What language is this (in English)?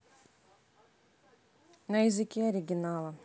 Russian